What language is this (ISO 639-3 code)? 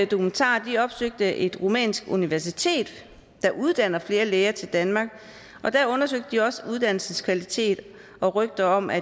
dan